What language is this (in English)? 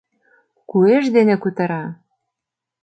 Mari